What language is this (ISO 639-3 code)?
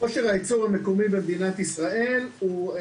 heb